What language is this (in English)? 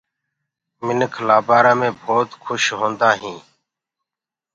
Gurgula